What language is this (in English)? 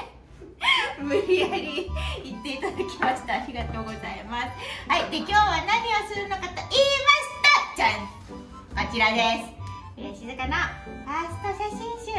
Japanese